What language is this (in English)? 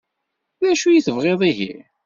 Kabyle